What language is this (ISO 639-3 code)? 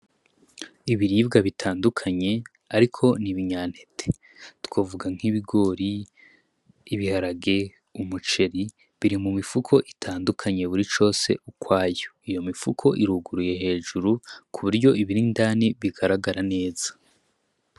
run